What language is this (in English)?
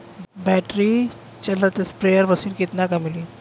Bhojpuri